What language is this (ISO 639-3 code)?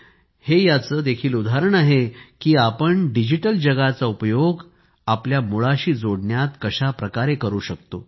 mar